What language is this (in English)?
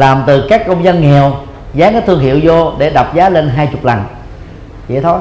Vietnamese